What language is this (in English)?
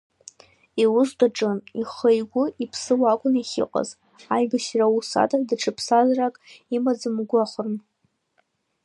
Abkhazian